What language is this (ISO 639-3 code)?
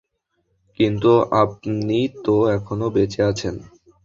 ben